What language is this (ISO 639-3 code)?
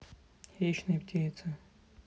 rus